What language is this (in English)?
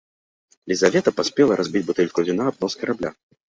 Belarusian